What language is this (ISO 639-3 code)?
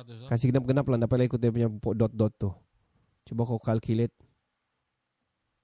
msa